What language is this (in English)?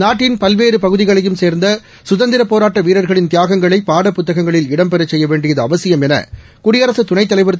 Tamil